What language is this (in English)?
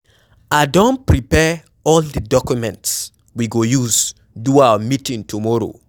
Nigerian Pidgin